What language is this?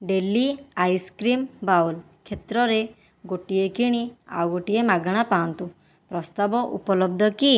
Odia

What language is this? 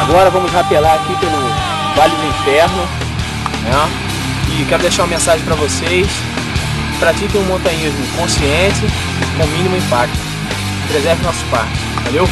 Portuguese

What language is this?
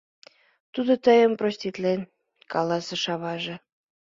Mari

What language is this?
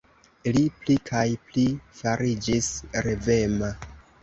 Esperanto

